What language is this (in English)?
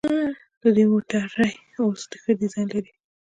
Pashto